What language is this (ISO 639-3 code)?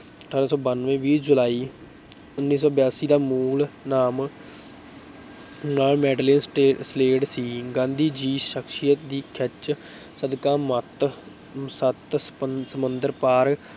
pan